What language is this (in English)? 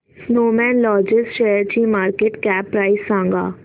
Marathi